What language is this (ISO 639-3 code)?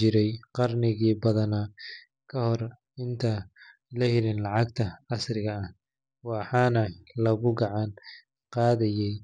som